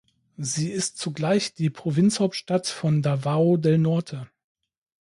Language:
German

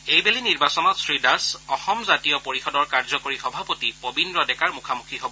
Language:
Assamese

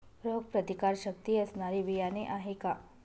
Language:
Marathi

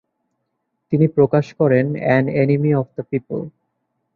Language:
Bangla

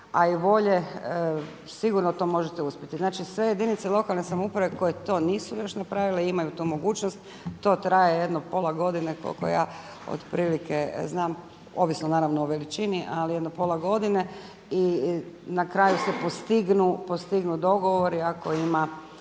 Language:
Croatian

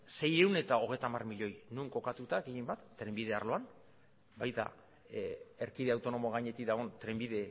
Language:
Basque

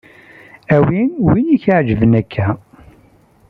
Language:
Kabyle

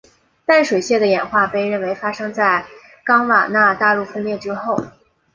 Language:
Chinese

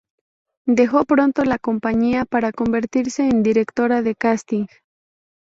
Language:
Spanish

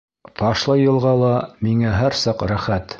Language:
Bashkir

